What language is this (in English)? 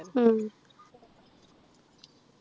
Malayalam